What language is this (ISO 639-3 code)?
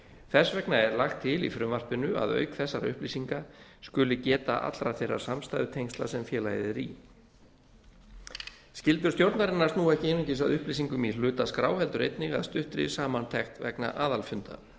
isl